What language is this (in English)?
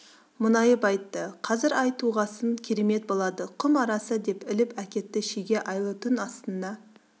Kazakh